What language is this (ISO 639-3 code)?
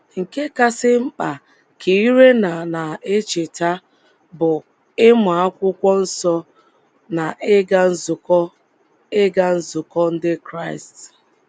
ibo